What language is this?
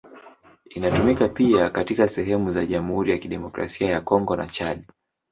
Swahili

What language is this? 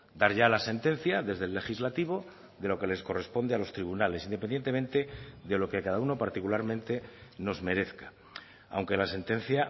Spanish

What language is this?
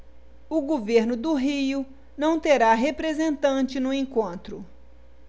Portuguese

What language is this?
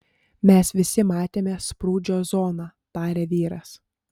Lithuanian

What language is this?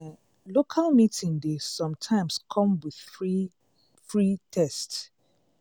Nigerian Pidgin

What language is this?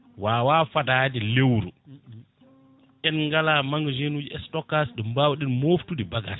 Fula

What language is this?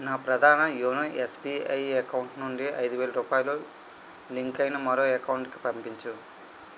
Telugu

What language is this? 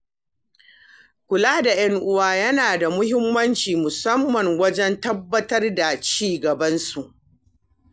Hausa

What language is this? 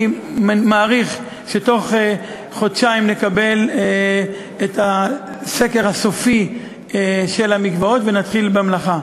Hebrew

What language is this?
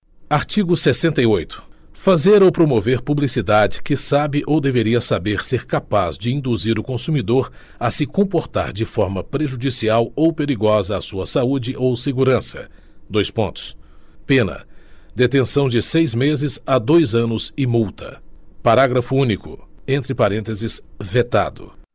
Portuguese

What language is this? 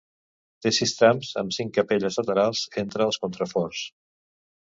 Catalan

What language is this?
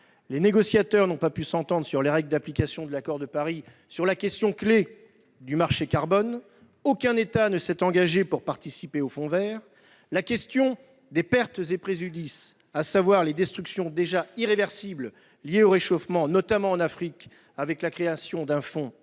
French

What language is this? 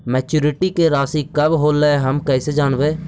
Magahi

